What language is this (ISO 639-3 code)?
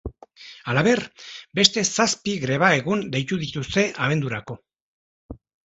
eus